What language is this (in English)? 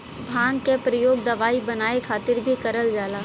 Bhojpuri